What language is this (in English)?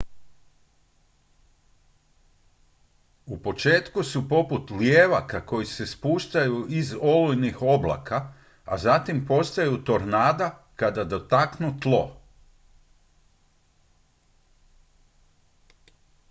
Croatian